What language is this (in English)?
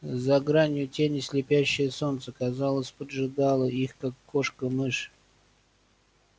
Russian